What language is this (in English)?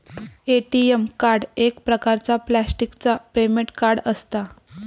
Marathi